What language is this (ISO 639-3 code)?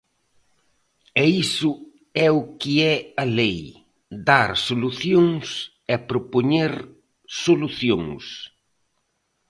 glg